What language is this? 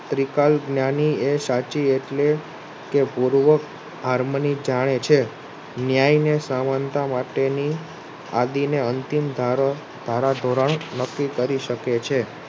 Gujarati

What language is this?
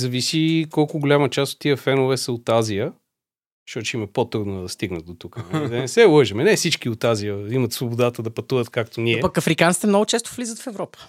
Bulgarian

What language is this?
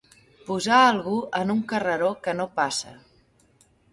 Catalan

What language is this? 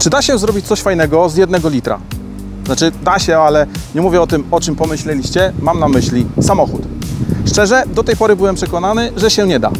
Polish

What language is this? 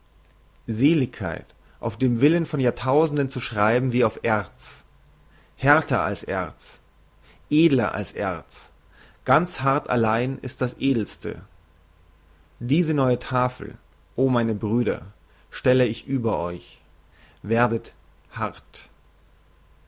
German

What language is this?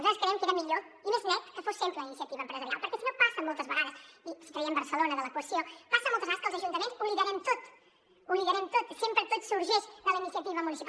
Catalan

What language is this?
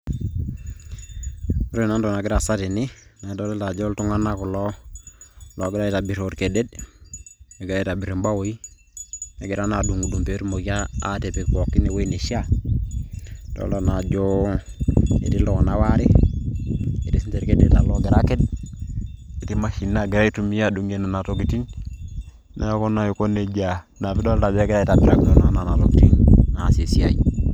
Masai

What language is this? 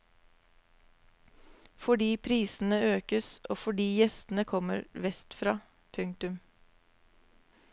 Norwegian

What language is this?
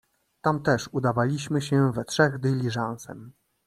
Polish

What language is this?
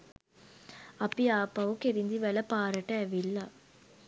Sinhala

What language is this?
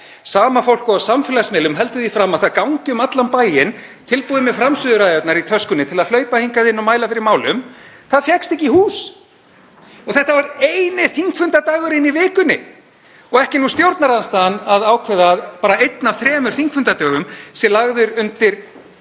Icelandic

